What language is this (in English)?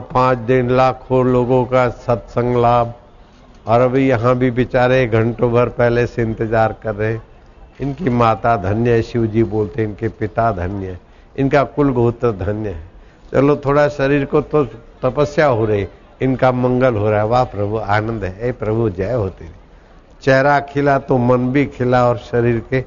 Hindi